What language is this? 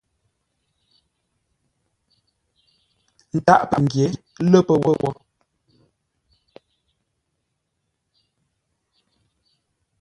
Ngombale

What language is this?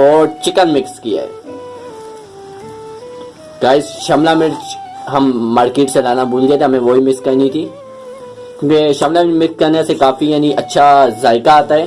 Urdu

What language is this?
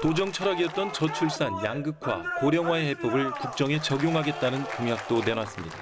Korean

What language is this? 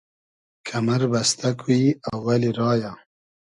Hazaragi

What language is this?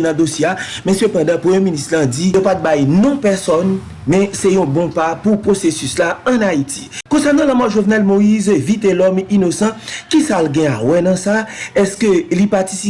French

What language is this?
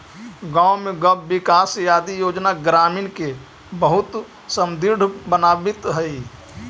Magahi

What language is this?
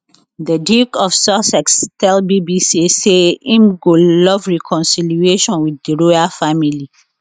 Nigerian Pidgin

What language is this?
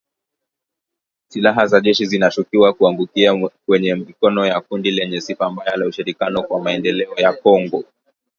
Swahili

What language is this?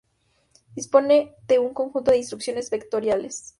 Spanish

